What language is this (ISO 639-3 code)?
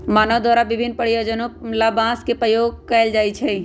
mag